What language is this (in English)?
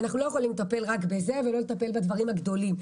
Hebrew